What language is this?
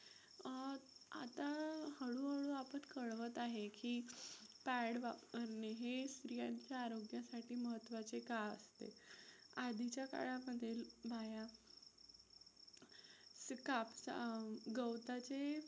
Marathi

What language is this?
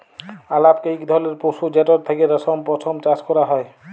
Bangla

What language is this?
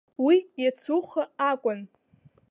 Abkhazian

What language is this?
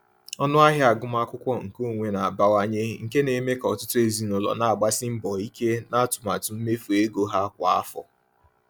Igbo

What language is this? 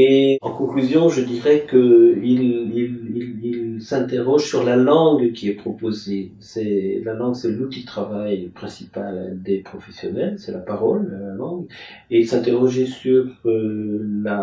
French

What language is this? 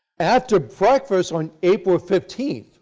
English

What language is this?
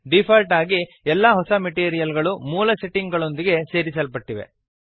Kannada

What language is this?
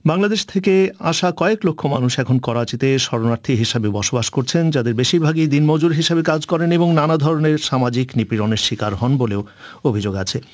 Bangla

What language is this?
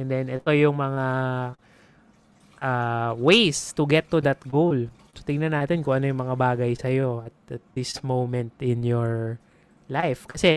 Filipino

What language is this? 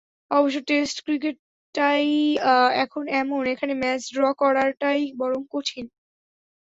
Bangla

